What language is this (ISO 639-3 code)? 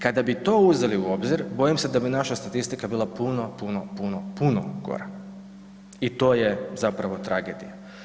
hrv